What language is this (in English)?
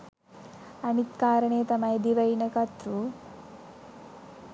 Sinhala